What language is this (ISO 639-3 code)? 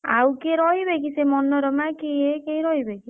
ori